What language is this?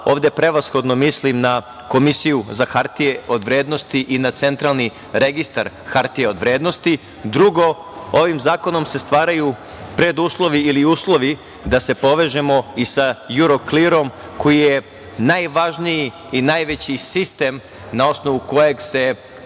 Serbian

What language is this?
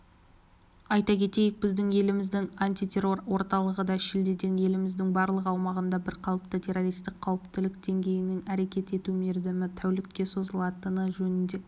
Kazakh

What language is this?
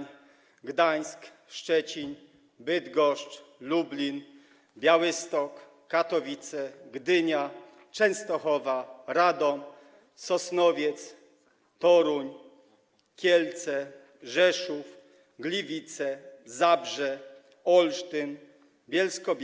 Polish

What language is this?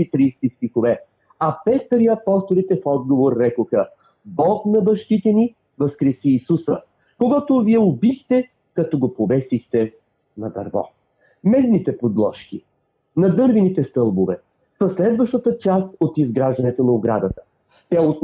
Bulgarian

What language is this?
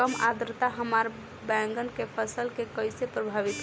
Bhojpuri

